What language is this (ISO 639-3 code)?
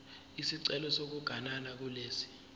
zul